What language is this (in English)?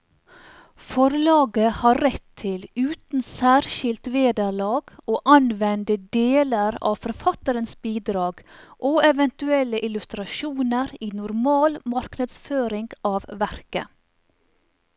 Norwegian